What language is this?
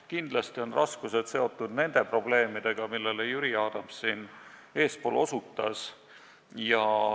Estonian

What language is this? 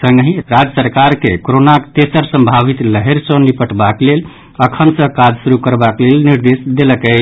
Maithili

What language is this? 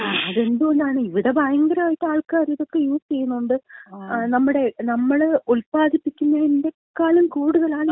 Malayalam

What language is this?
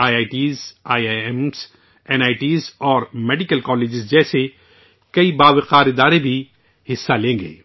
Urdu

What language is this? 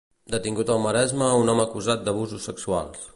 Catalan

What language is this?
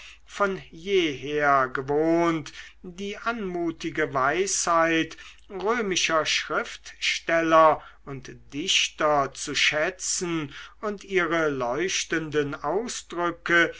German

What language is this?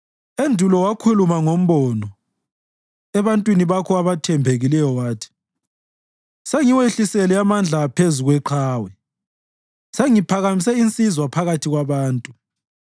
North Ndebele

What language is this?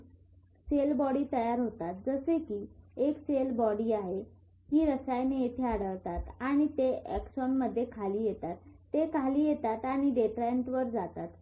Marathi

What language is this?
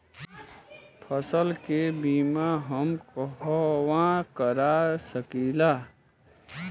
Bhojpuri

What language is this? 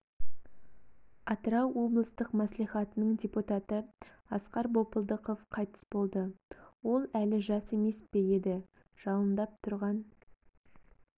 Kazakh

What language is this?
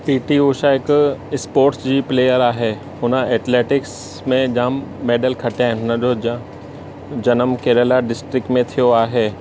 Sindhi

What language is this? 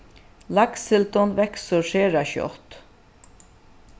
Faroese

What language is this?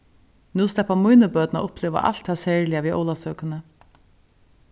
Faroese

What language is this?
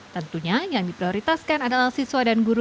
Indonesian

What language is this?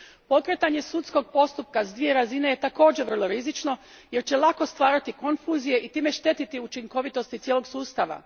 Croatian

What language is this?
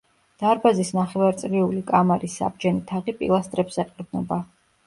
Georgian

